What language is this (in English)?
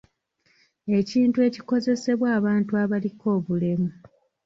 Ganda